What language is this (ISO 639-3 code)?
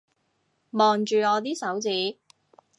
yue